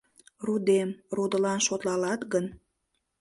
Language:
Mari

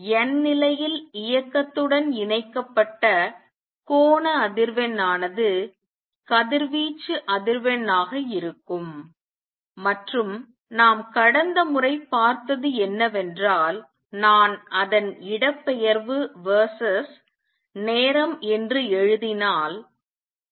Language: Tamil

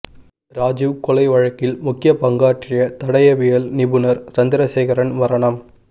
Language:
Tamil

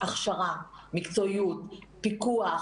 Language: Hebrew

